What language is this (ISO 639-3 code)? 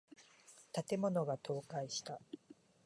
jpn